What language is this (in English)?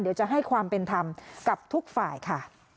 Thai